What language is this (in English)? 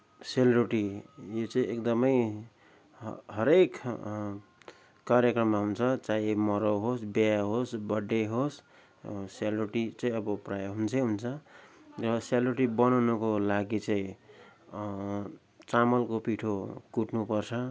Nepali